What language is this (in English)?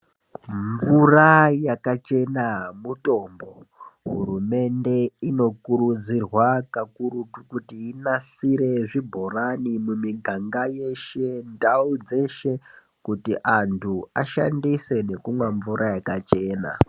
Ndau